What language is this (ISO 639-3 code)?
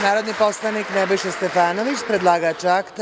srp